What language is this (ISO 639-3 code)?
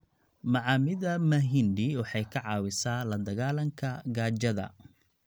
som